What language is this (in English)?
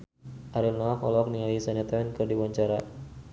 Sundanese